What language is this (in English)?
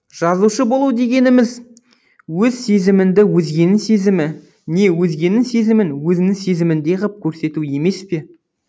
Kazakh